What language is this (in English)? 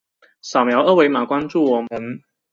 Chinese